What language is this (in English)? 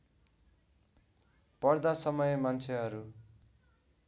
Nepali